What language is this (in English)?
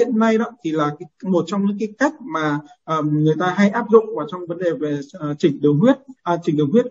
Vietnamese